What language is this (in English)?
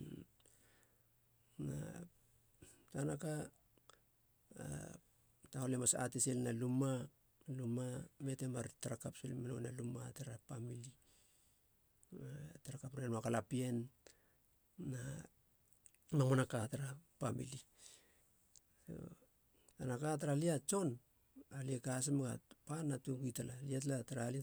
Halia